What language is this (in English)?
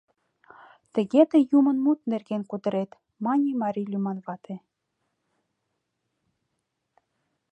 Mari